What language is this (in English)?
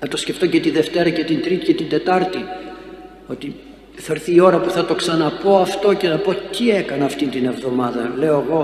Greek